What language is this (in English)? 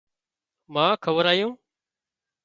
Wadiyara Koli